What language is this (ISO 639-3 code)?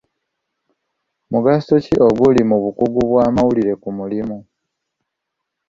lug